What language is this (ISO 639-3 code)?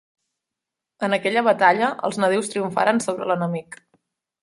cat